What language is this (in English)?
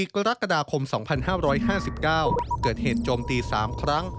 Thai